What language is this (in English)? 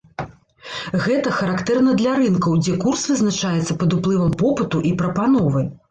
Belarusian